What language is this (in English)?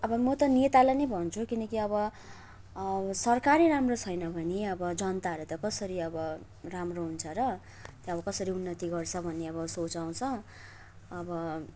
Nepali